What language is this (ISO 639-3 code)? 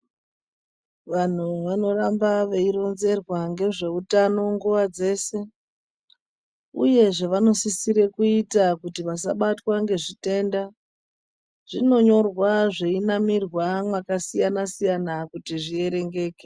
ndc